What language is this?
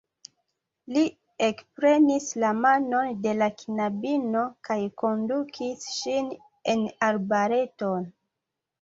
Esperanto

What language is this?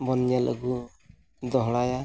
Santali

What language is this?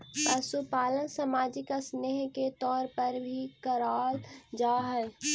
Magahi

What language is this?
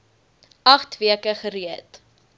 Afrikaans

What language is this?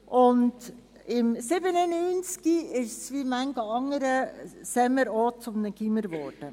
Swiss German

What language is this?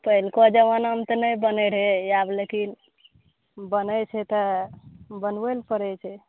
Maithili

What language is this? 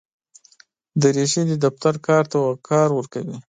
Pashto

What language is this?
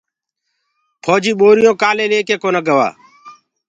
Gurgula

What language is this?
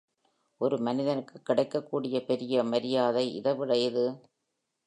Tamil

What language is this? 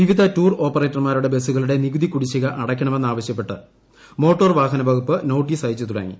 Malayalam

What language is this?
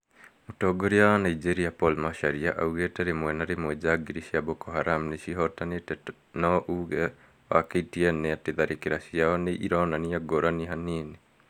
Kikuyu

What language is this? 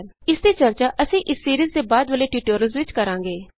Punjabi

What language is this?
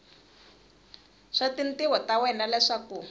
Tsonga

